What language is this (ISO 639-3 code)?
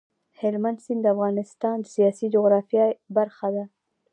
pus